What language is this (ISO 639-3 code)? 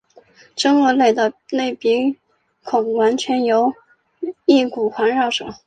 zho